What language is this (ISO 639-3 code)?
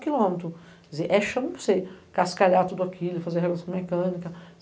por